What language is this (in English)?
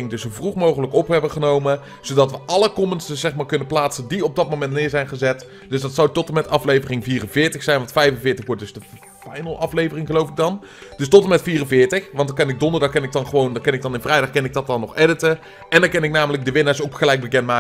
Dutch